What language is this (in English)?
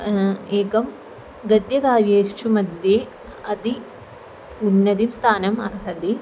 Sanskrit